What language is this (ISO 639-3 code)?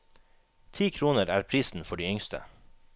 nor